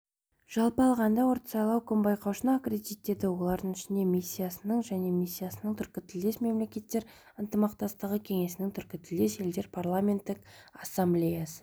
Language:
Kazakh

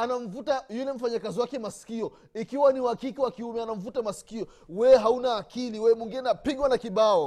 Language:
Swahili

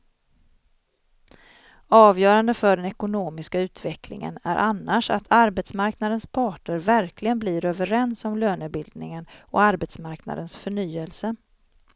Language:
Swedish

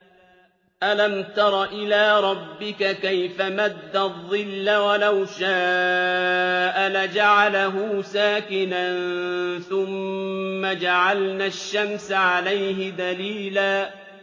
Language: Arabic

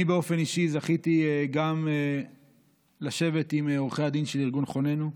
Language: Hebrew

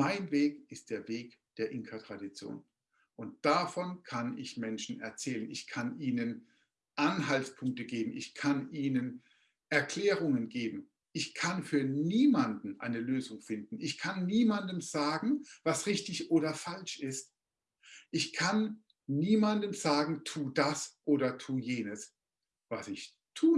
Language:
German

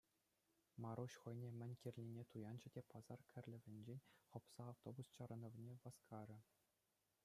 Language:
Chuvash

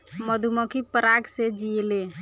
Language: Bhojpuri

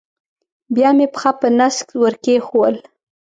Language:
Pashto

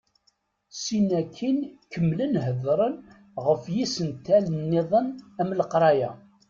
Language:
Kabyle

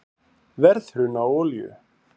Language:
Icelandic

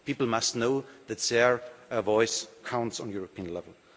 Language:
English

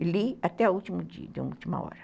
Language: Portuguese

